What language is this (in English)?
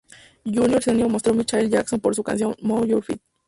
Spanish